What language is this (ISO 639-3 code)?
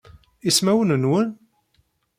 kab